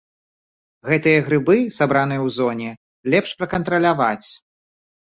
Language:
Belarusian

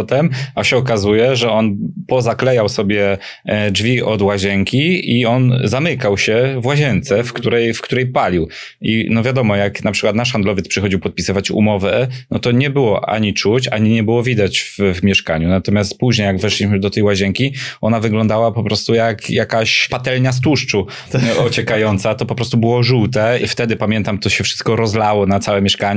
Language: Polish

